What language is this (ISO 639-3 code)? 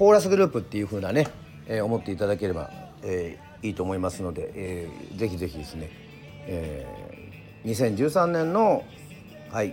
jpn